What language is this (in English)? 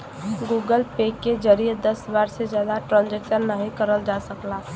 Bhojpuri